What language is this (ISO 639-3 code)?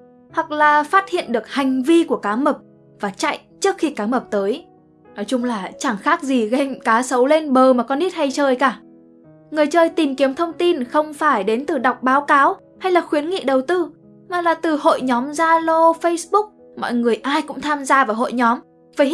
vie